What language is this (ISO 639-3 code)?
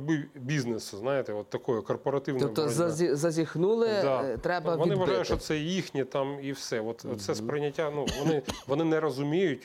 ukr